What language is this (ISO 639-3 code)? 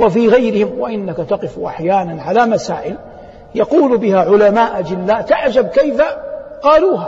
ara